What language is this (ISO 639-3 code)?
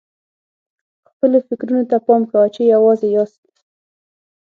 pus